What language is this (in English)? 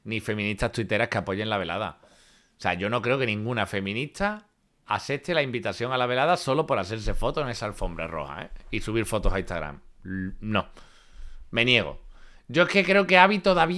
Spanish